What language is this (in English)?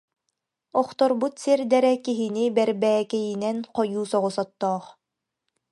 Yakut